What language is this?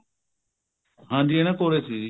Punjabi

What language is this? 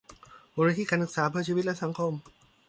Thai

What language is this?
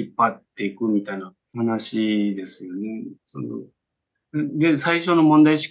Japanese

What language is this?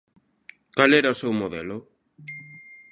Galician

